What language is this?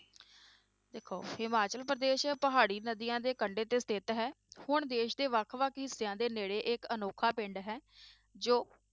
Punjabi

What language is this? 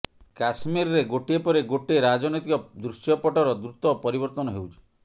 Odia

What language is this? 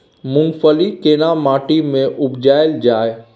Maithili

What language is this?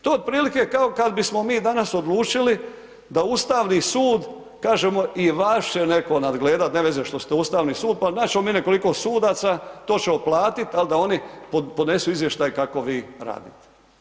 Croatian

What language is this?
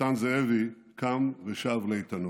Hebrew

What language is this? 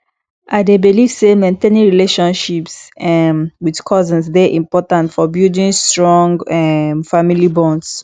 Nigerian Pidgin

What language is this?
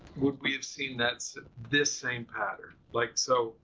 English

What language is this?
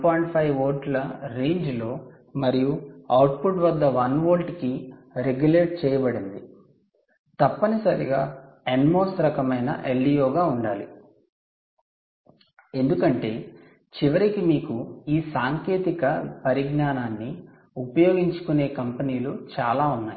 Telugu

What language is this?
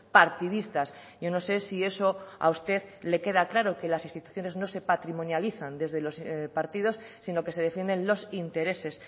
Spanish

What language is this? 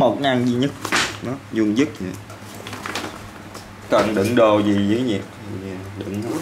Vietnamese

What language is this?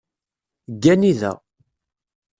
Kabyle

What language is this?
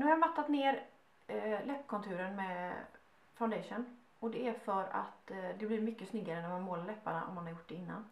Swedish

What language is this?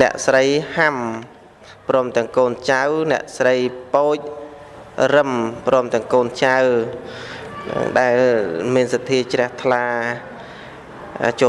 Vietnamese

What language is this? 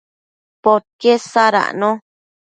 Matsés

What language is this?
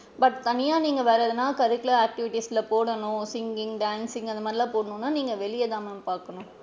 Tamil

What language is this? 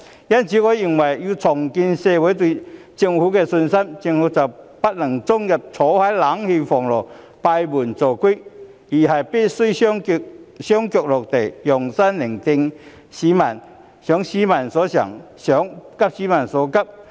Cantonese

